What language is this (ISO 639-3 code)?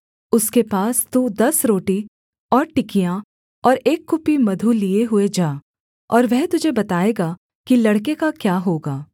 hin